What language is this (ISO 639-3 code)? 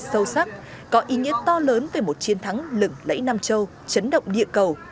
vie